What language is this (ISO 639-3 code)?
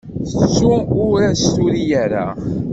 kab